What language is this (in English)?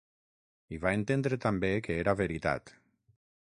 Catalan